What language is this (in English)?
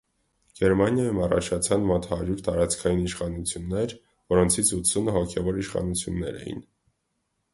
Armenian